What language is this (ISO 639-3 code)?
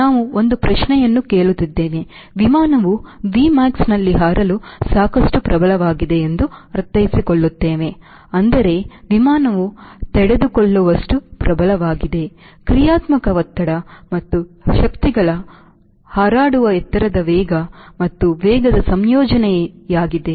kan